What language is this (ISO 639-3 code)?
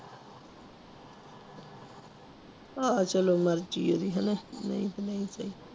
pan